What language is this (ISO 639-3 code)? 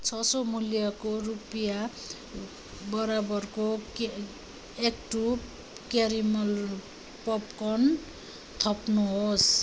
nep